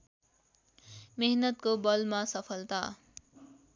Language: Nepali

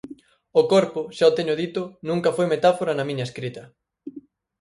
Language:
Galician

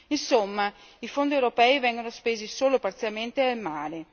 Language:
Italian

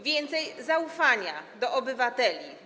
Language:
Polish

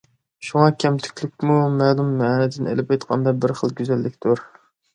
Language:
Uyghur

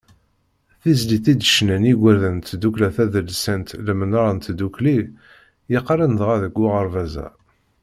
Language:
Kabyle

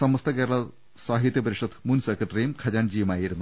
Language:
Malayalam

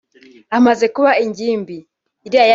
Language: Kinyarwanda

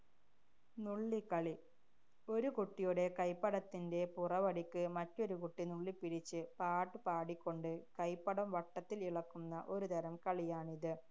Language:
Malayalam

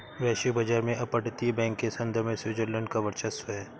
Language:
Hindi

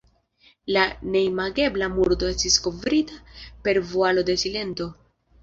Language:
Esperanto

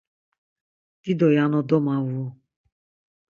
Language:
Laz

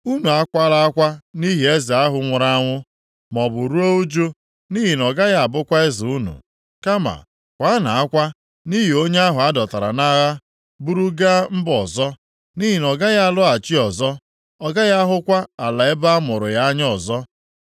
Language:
Igbo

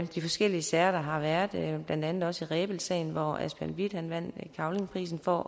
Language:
Danish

